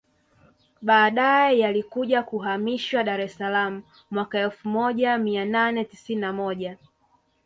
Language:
Swahili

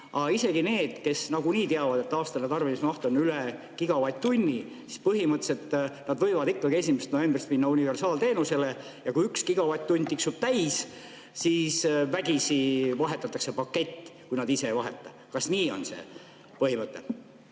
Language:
Estonian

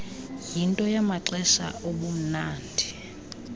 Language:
Xhosa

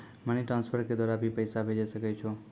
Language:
Maithili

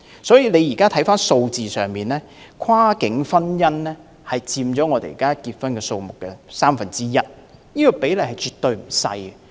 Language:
Cantonese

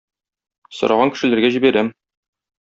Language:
Tatar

